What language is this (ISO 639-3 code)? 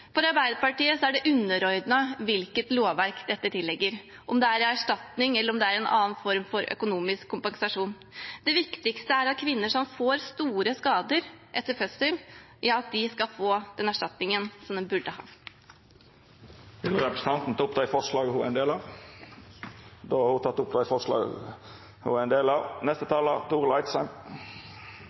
nor